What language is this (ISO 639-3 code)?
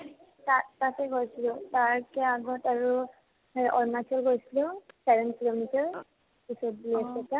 asm